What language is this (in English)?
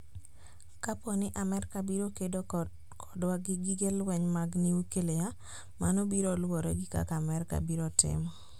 Luo (Kenya and Tanzania)